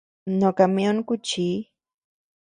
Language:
Tepeuxila Cuicatec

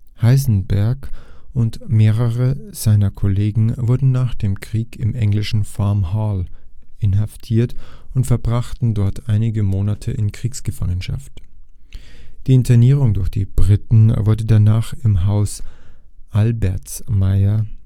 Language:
German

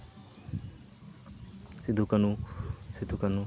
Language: Santali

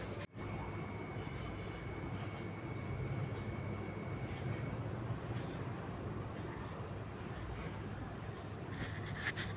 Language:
Maithili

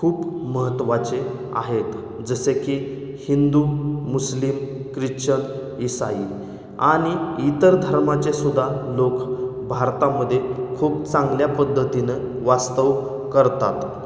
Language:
Marathi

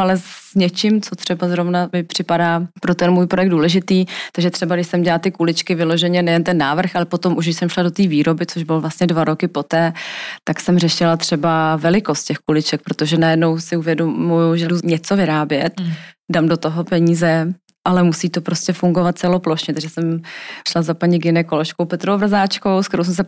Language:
Czech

